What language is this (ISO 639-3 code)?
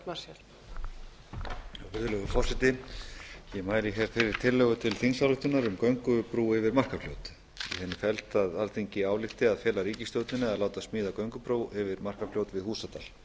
isl